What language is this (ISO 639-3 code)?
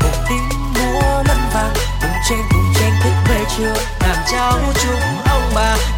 vie